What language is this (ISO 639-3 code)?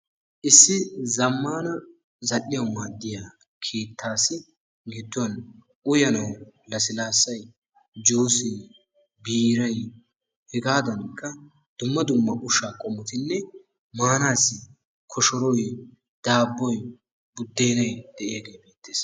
wal